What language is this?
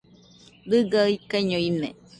Nüpode Huitoto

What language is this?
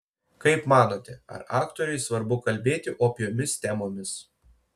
Lithuanian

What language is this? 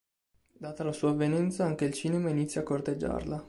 Italian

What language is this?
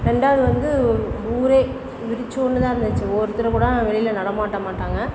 Tamil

